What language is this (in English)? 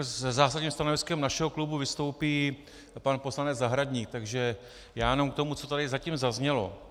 Czech